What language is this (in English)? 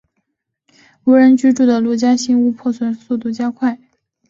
Chinese